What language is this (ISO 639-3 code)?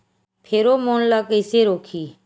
hne